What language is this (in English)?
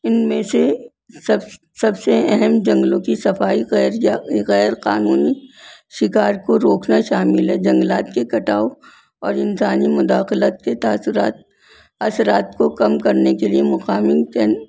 Urdu